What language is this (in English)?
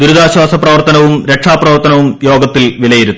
Malayalam